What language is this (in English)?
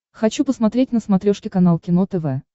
Russian